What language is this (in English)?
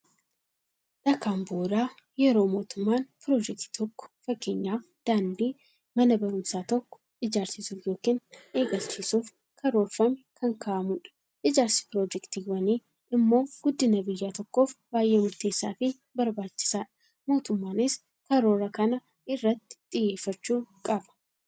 Oromo